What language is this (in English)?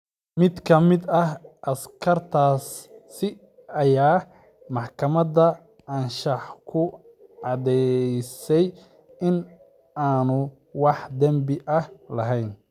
Somali